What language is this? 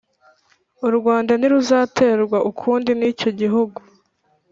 Kinyarwanda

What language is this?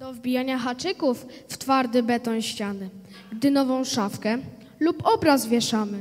Polish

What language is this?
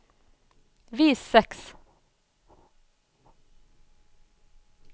Norwegian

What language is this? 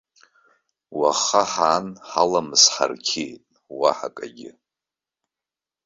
Abkhazian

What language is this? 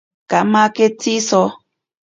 Ashéninka Perené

